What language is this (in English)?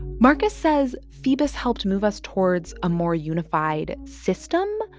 English